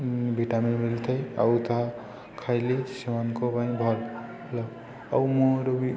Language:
Odia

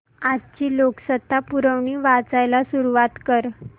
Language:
Marathi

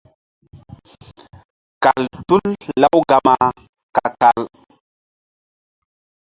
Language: Mbum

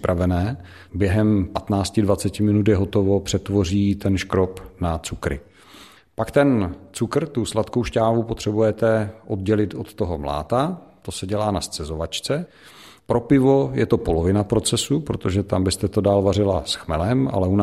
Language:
Czech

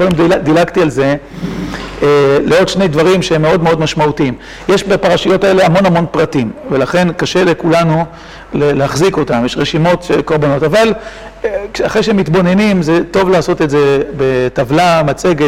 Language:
Hebrew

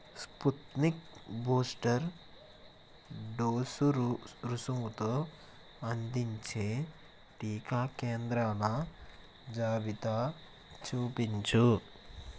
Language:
Telugu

